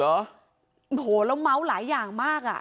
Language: Thai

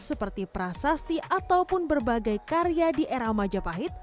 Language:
Indonesian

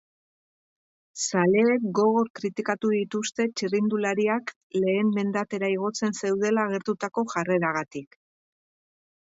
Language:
Basque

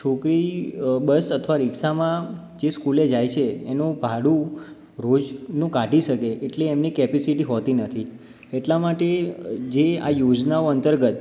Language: Gujarati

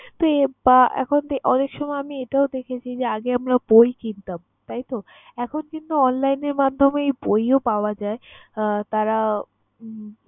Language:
Bangla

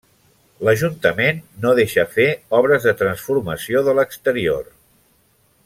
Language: Catalan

